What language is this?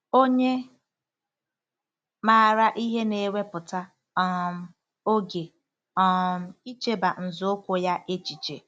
Igbo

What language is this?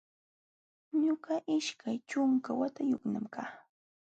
Jauja Wanca Quechua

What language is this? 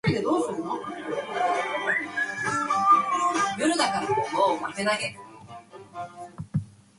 Chinese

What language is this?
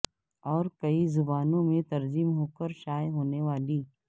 Urdu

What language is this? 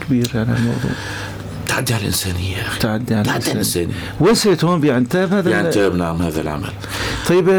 Arabic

